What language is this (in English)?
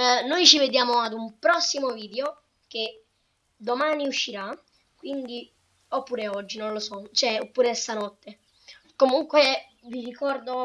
Italian